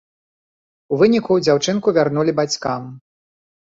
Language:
Belarusian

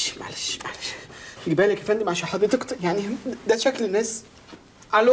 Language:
Arabic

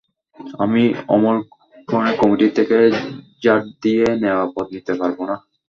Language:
Bangla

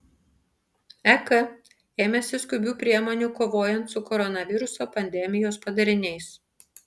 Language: Lithuanian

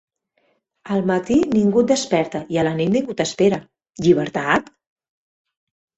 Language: Catalan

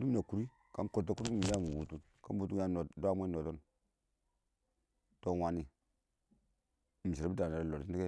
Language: Awak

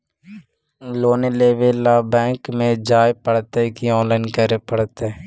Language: Magahi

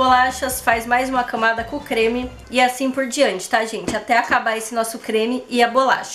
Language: Portuguese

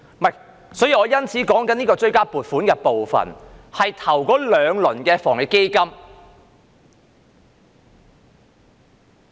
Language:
Cantonese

